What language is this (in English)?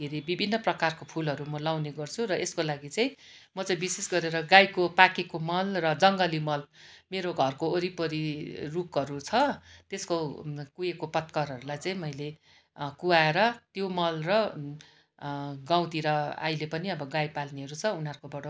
Nepali